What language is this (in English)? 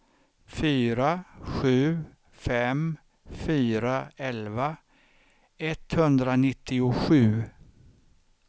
Swedish